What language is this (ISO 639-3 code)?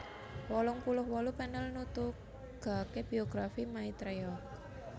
jav